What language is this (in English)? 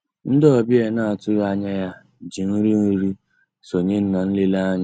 Igbo